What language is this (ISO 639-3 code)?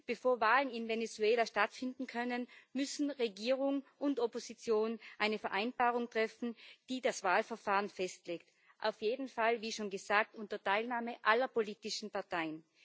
deu